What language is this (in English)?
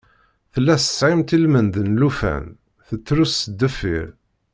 Kabyle